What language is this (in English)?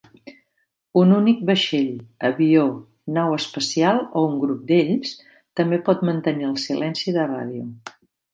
Catalan